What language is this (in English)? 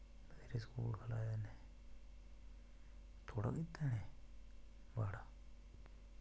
Dogri